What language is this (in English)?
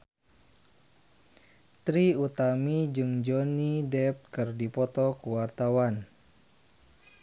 Sundanese